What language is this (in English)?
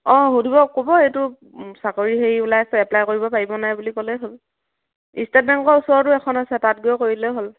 Assamese